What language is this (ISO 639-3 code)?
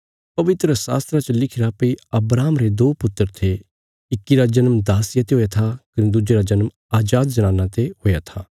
kfs